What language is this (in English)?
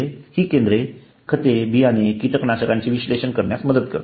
Marathi